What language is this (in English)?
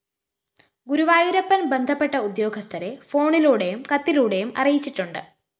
Malayalam